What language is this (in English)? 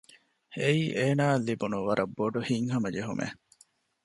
Divehi